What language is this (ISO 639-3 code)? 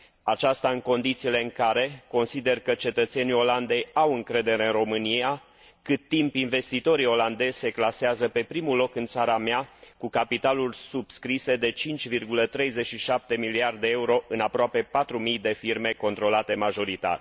ron